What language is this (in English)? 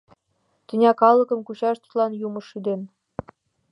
Mari